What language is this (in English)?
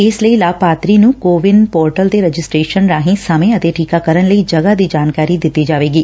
Punjabi